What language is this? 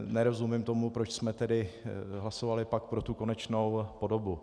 Czech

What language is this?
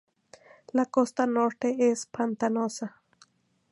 Spanish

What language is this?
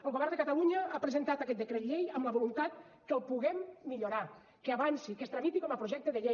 Catalan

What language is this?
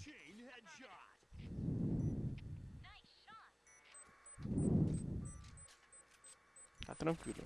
Portuguese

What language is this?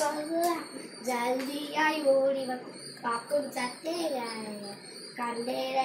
Romanian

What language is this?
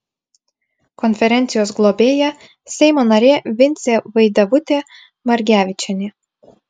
Lithuanian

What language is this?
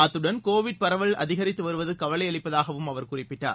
Tamil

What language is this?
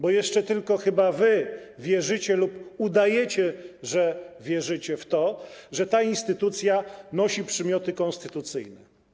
Polish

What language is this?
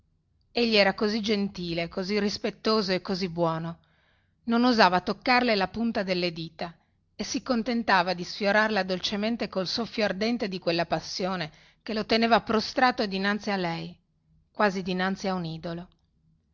Italian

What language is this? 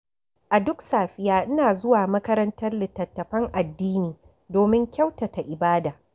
Hausa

